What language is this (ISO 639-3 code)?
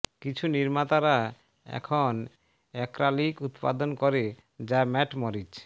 ben